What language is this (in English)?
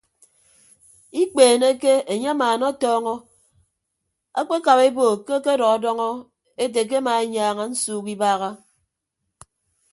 Ibibio